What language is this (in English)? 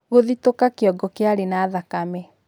Kikuyu